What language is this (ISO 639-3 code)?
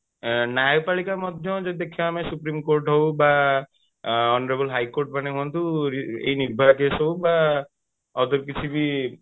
ori